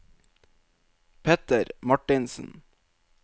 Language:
Norwegian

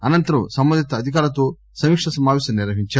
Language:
Telugu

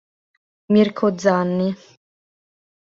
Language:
Italian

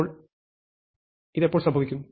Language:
Malayalam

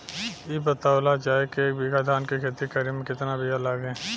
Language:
Bhojpuri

